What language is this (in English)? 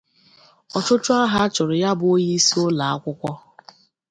Igbo